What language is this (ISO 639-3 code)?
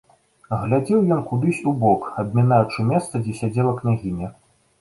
bel